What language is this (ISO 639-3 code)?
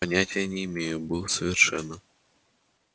rus